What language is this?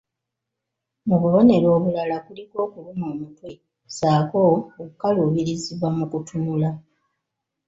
Ganda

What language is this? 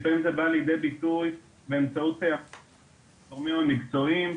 Hebrew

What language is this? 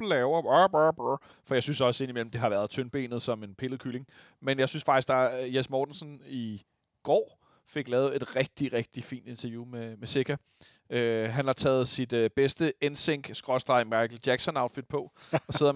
Danish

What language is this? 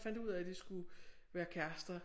Danish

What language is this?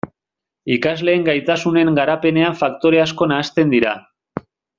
Basque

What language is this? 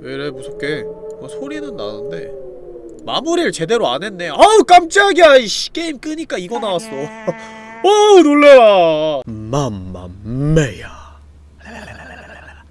Korean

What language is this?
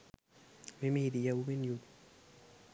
Sinhala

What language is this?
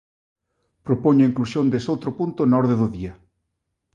Galician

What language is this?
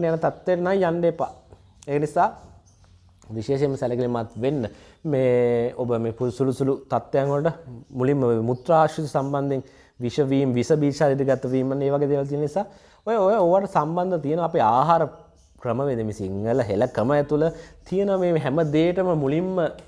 Indonesian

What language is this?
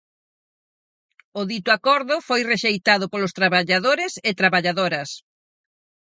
Galician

